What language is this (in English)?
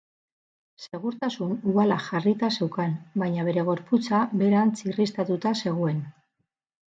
Basque